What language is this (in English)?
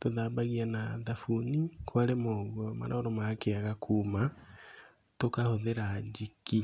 Kikuyu